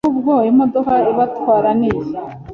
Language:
Kinyarwanda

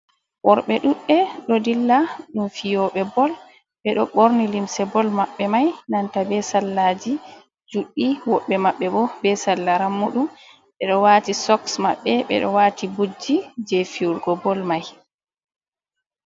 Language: Fula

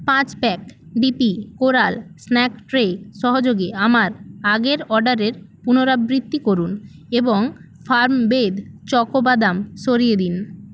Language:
Bangla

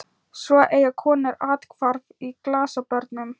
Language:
Icelandic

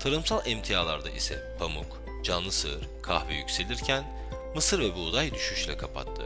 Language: Turkish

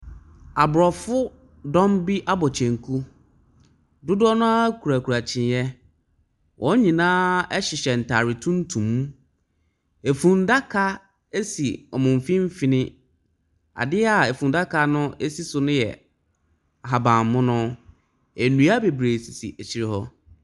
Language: Akan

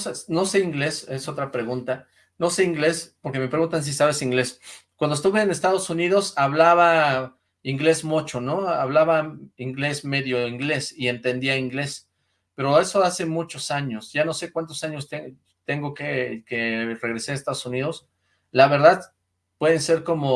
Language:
Spanish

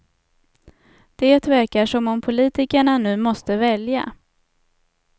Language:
Swedish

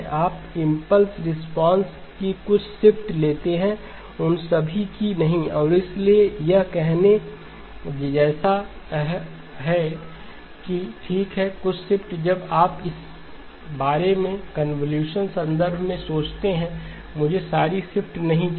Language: Hindi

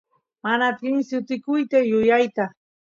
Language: Santiago del Estero Quichua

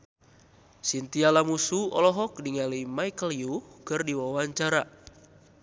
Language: Sundanese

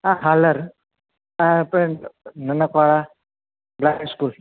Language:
Gujarati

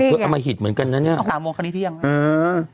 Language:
Thai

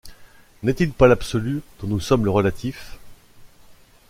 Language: French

